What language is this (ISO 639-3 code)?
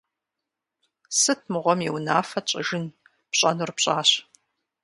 kbd